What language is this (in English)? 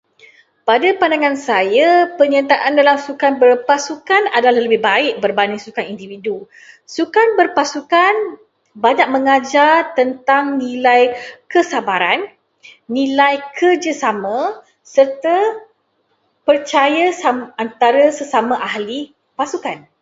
Malay